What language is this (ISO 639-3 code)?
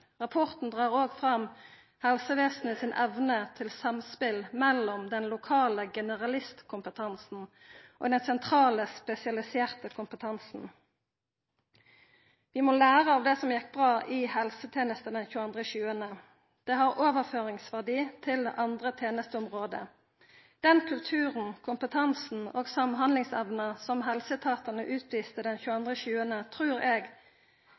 nno